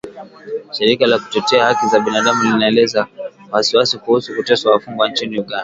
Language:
Swahili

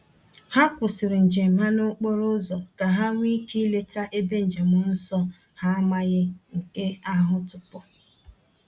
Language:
Igbo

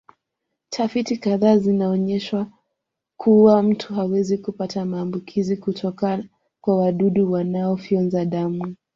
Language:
Swahili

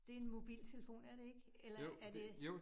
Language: Danish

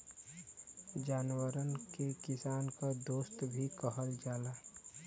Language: Bhojpuri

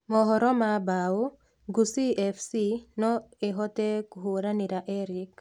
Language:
Kikuyu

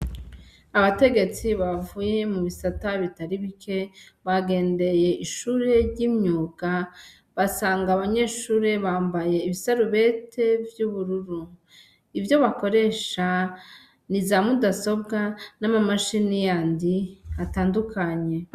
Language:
Rundi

